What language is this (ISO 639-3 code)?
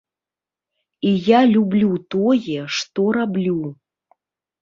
bel